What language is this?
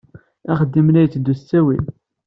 Kabyle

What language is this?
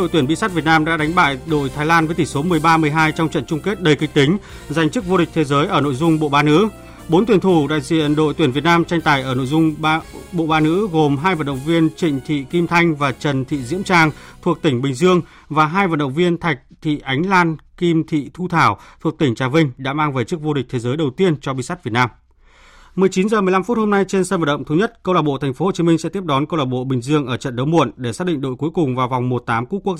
Vietnamese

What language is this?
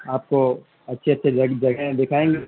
Urdu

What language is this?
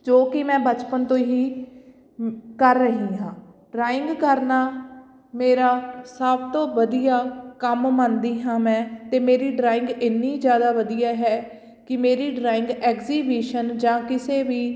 Punjabi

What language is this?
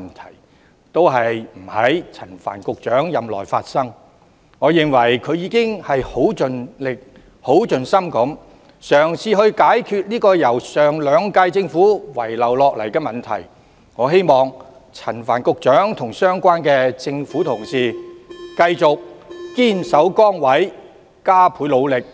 Cantonese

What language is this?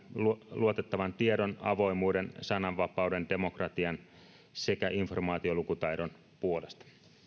Finnish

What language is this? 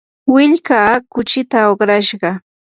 Yanahuanca Pasco Quechua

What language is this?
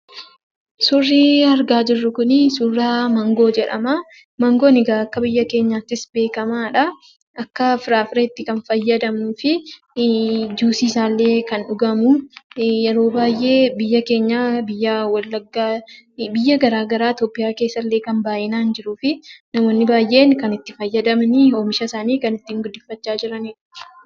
Oromo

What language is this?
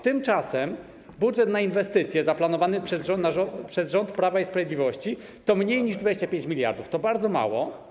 Polish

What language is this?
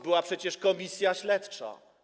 Polish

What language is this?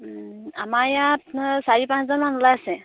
Assamese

